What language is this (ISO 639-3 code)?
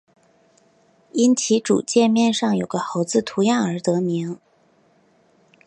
zho